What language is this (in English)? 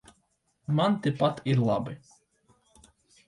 Latvian